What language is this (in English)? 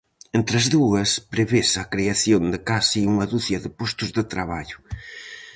Galician